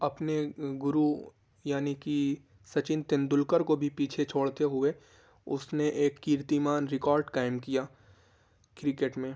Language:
Urdu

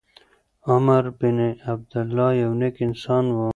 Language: Pashto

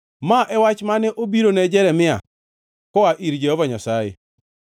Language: Luo (Kenya and Tanzania)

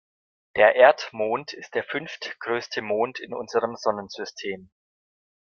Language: German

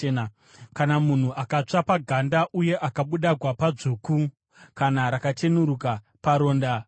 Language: Shona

